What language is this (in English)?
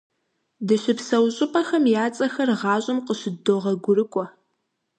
Kabardian